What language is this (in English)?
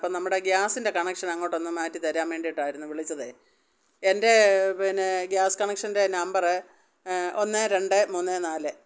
Malayalam